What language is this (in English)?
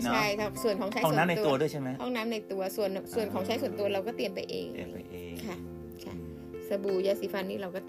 Thai